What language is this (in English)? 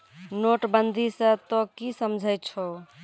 Maithili